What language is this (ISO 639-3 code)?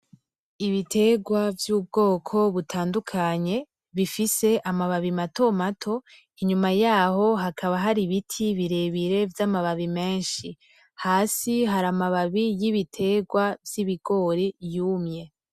run